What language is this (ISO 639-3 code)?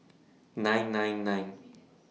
eng